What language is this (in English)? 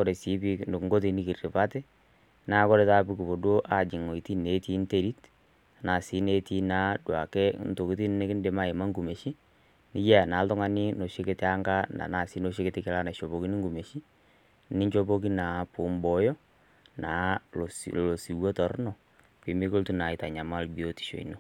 Masai